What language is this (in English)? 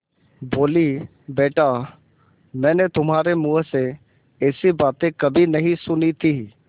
Hindi